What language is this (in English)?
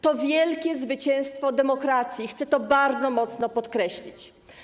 Polish